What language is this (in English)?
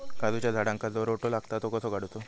Marathi